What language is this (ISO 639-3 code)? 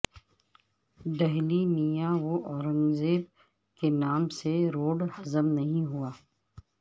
urd